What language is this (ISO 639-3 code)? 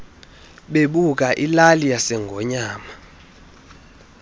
xho